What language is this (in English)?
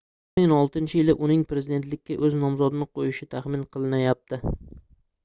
Uzbek